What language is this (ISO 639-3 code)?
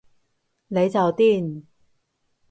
yue